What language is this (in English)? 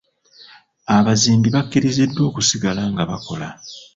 Ganda